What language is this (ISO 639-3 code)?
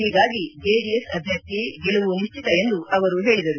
kan